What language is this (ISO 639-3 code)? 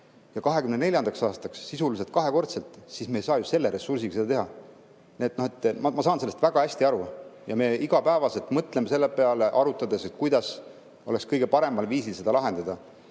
est